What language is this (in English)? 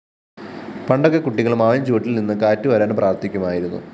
Malayalam